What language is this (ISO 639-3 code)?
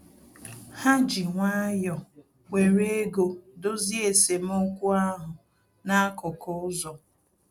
ibo